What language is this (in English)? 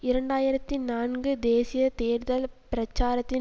Tamil